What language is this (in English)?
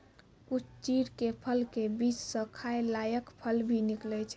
Maithili